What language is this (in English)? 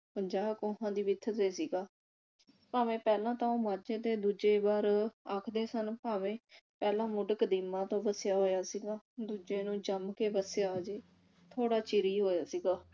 Punjabi